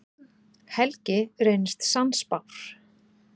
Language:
Icelandic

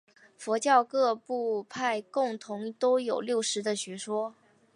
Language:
Chinese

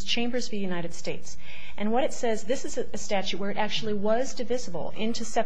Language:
English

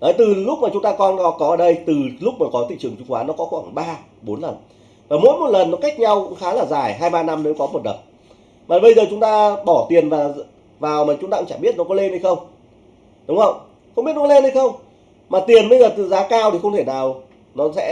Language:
Vietnamese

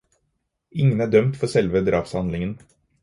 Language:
Norwegian Bokmål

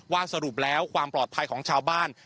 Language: Thai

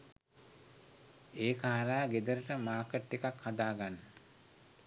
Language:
Sinhala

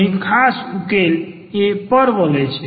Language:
Gujarati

